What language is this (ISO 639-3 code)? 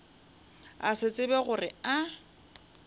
nso